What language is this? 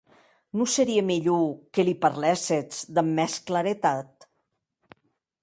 Occitan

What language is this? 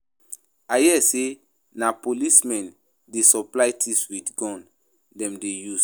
Nigerian Pidgin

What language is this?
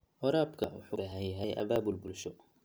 Somali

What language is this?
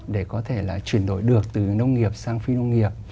Vietnamese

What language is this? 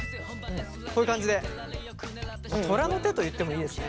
Japanese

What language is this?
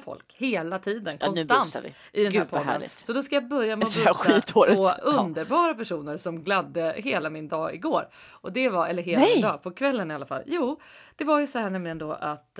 Swedish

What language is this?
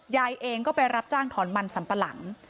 Thai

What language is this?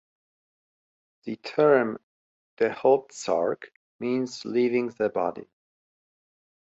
English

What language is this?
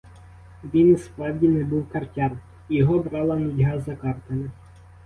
Ukrainian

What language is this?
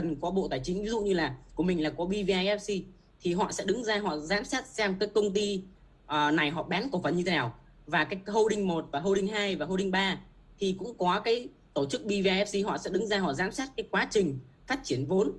Vietnamese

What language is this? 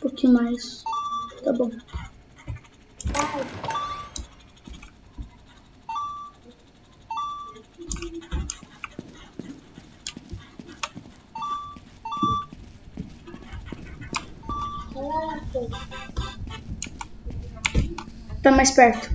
Portuguese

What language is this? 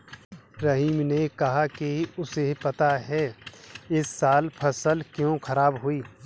Hindi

